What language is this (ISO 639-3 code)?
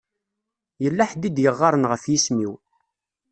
kab